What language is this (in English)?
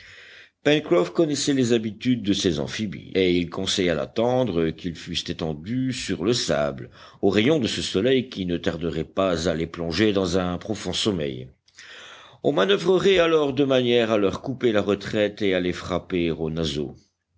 French